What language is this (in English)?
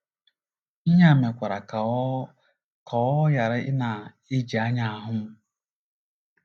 Igbo